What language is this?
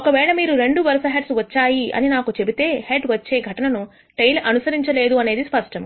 Telugu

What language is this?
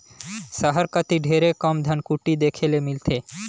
Chhattisgarhi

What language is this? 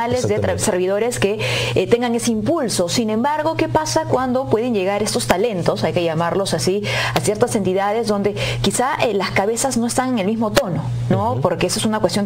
Spanish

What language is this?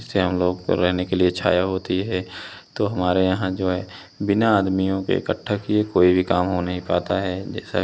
Hindi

